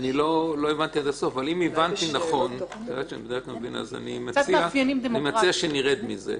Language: Hebrew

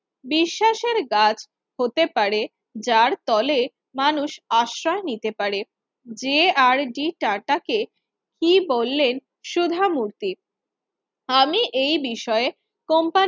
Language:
Bangla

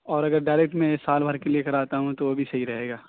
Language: Urdu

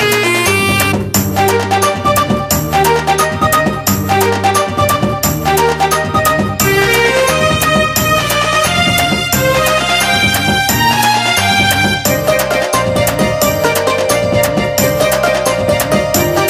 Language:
Arabic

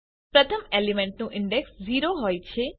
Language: Gujarati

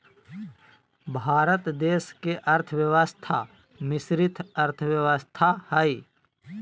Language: Magahi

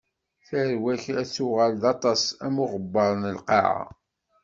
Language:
Kabyle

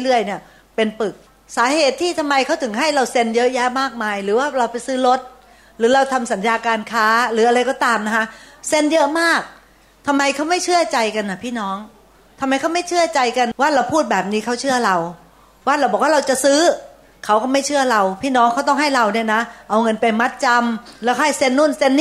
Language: Thai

